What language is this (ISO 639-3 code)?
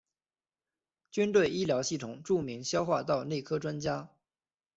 zho